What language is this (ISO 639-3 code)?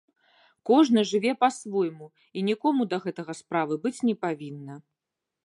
bel